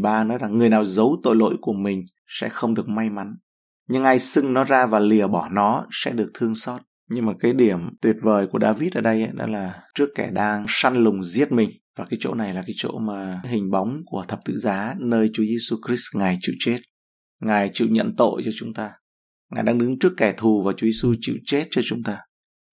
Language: Vietnamese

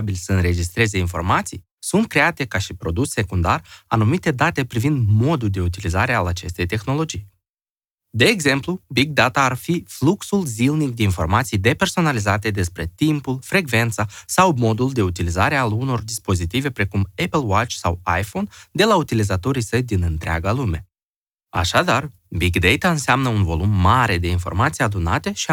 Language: Romanian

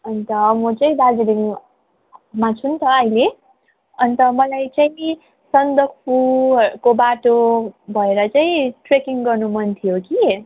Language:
Nepali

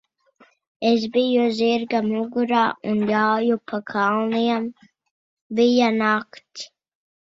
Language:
Latvian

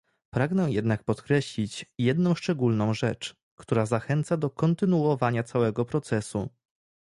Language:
Polish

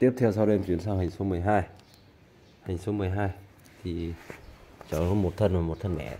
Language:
Vietnamese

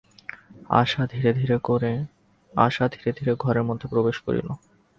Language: Bangla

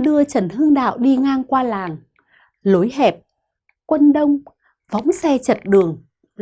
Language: Vietnamese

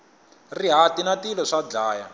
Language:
Tsonga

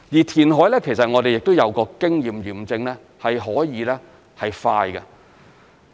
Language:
Cantonese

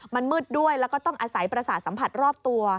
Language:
Thai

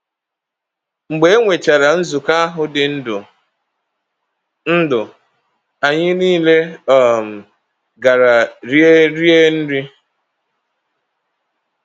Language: Igbo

